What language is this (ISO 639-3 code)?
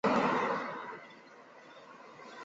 zho